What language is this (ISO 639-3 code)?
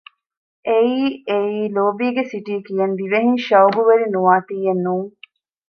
div